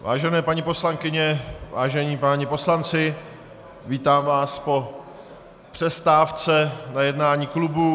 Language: Czech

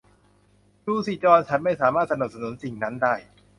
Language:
Thai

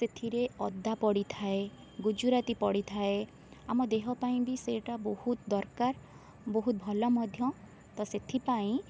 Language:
Odia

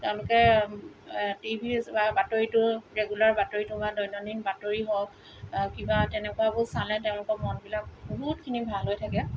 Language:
Assamese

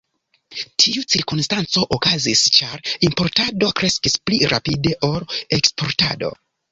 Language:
Esperanto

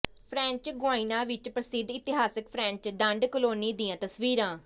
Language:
Punjabi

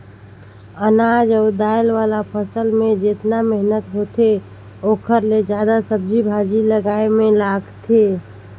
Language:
Chhattisgarhi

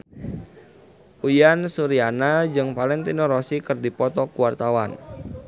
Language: Sundanese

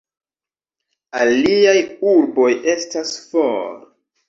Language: Esperanto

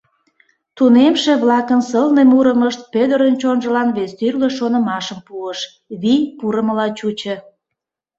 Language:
Mari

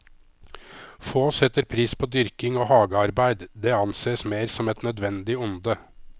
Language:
Norwegian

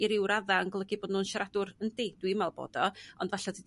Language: Welsh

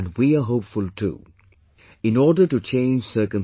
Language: English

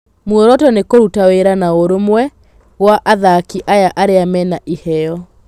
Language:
Kikuyu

